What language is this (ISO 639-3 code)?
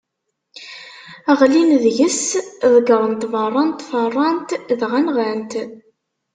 kab